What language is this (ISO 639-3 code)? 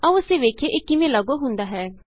pan